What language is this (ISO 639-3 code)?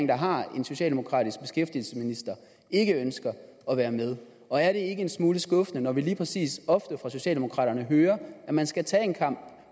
dan